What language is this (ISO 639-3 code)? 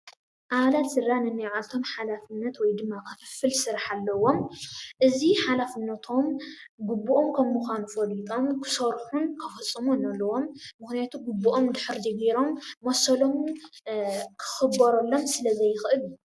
tir